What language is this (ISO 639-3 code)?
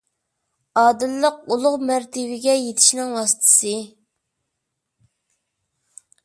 uig